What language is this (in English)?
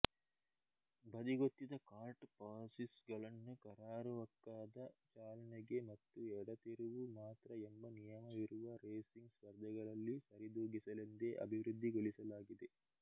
Kannada